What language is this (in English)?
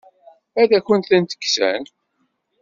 Kabyle